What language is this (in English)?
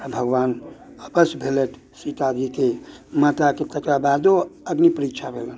Maithili